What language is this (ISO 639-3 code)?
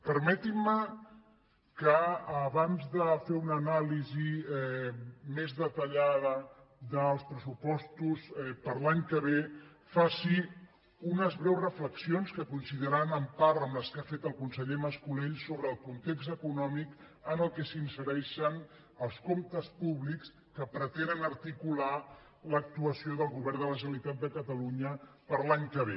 cat